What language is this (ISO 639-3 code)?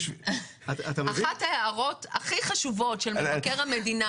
heb